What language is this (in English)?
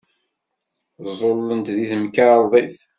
Kabyle